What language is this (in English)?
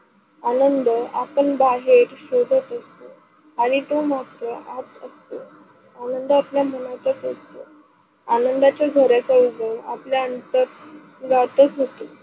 Marathi